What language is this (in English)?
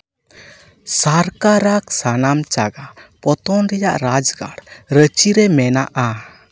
Santali